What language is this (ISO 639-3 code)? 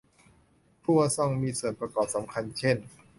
tha